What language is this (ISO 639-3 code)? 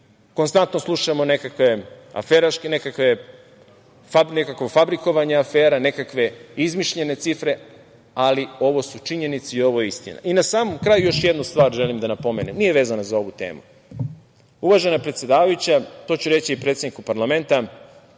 srp